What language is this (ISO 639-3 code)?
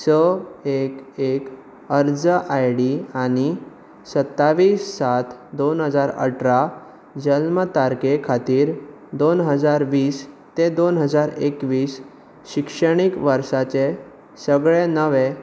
kok